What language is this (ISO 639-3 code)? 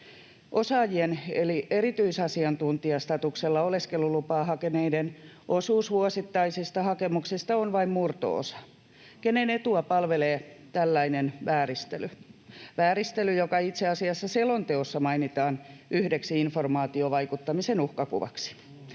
fin